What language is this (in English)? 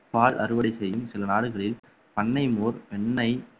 Tamil